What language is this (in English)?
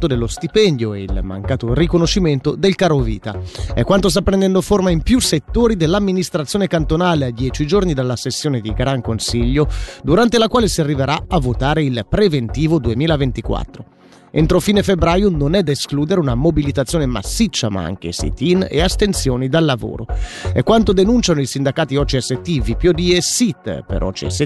Italian